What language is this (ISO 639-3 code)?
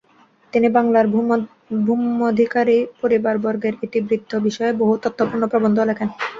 ben